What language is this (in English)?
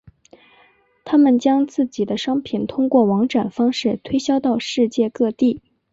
Chinese